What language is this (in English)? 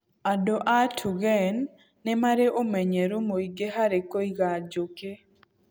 Kikuyu